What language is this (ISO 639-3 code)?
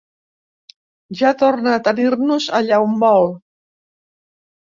cat